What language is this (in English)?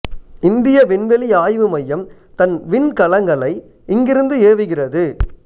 Tamil